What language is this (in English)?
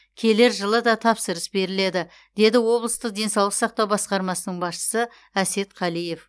Kazakh